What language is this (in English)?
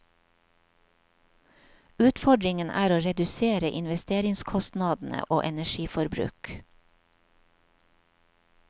Norwegian